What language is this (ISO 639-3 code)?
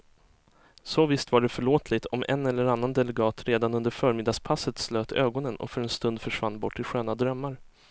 swe